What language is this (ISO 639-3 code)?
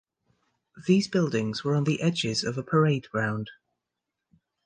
eng